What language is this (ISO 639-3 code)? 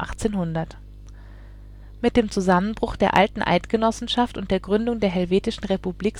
deu